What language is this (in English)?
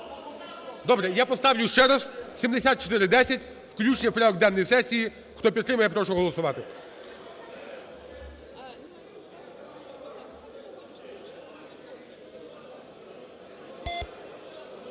Ukrainian